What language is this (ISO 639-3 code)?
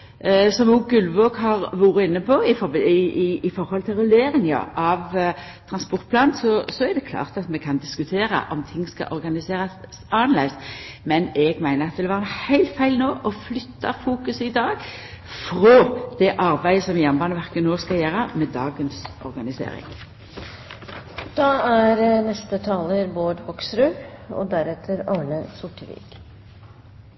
nno